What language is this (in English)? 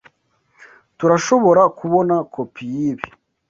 Kinyarwanda